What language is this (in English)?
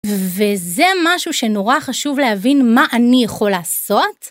Hebrew